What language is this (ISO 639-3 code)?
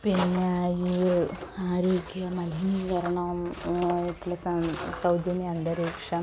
mal